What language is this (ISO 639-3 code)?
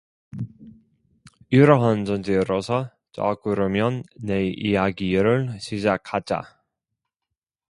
kor